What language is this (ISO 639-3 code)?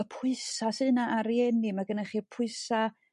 cym